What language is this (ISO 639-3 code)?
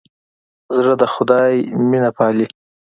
pus